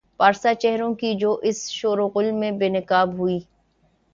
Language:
Urdu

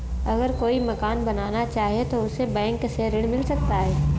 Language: Hindi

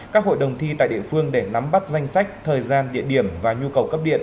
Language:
Vietnamese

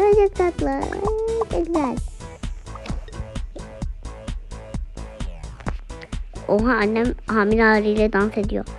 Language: Turkish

